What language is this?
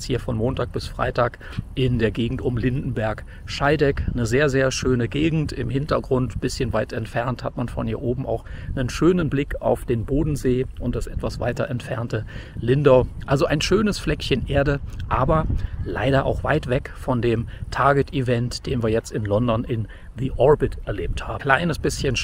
German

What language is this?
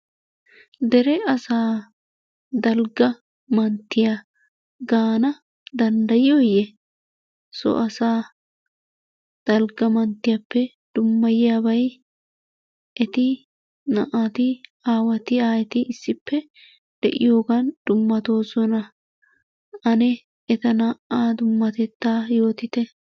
Wolaytta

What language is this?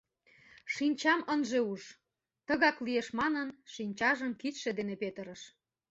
Mari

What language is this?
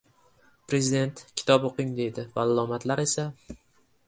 Uzbek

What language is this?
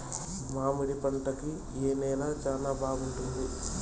Telugu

